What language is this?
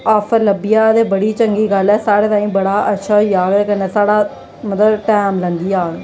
Dogri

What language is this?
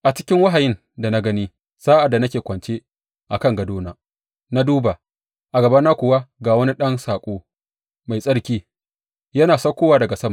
Hausa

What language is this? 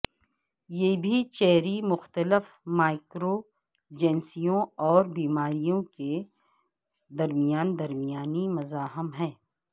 Urdu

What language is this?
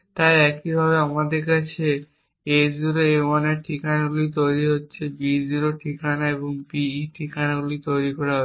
Bangla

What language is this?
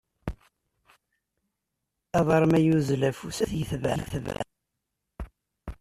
Kabyle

